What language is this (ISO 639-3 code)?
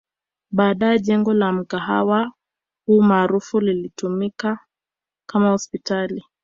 swa